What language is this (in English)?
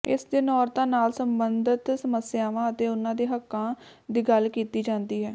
Punjabi